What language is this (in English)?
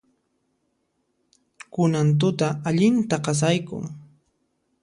Puno Quechua